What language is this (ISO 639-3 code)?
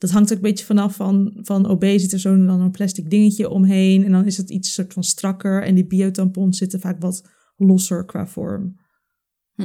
nld